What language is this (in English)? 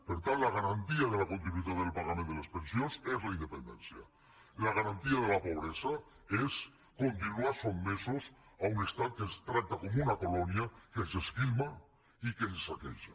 Catalan